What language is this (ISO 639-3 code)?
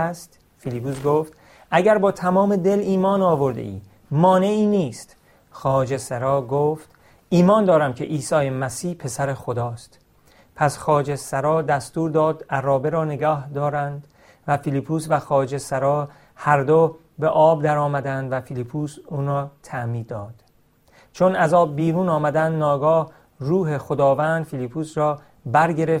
fas